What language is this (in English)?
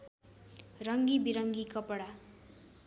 Nepali